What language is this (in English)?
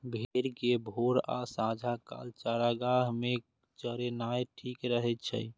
Maithili